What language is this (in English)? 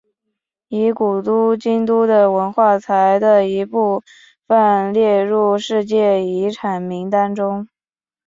Chinese